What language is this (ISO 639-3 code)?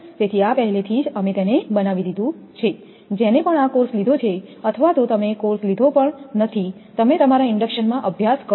guj